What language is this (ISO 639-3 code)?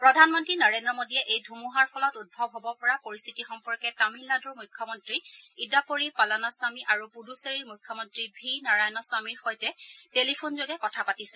asm